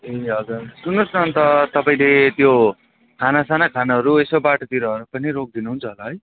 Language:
Nepali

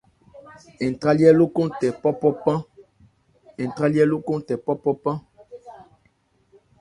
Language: Ebrié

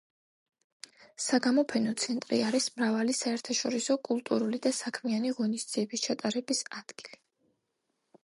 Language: Georgian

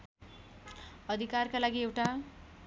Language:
Nepali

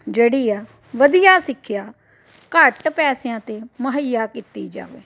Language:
Punjabi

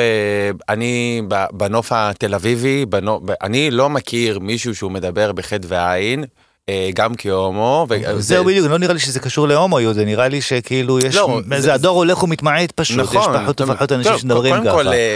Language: Hebrew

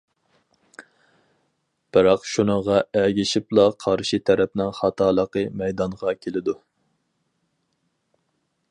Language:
Uyghur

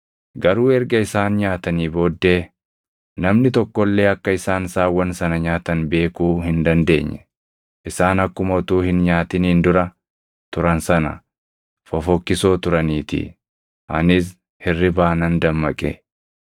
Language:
Oromo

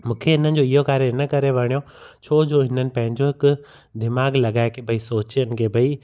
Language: Sindhi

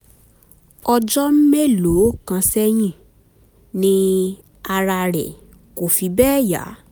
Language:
Yoruba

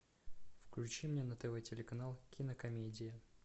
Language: Russian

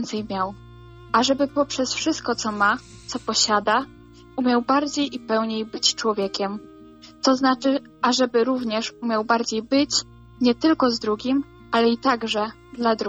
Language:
Polish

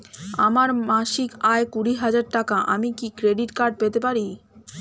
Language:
Bangla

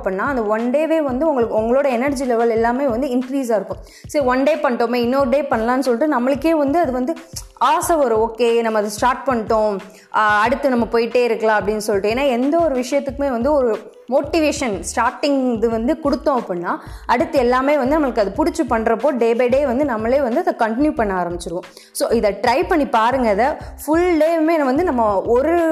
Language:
Tamil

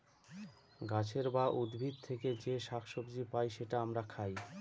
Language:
Bangla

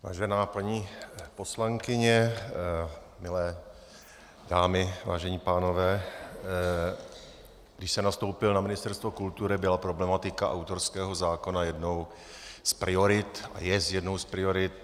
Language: Czech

